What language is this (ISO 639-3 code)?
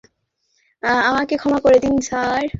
ben